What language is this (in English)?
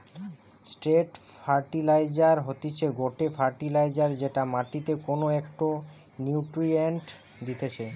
Bangla